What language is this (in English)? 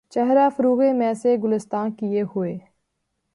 Urdu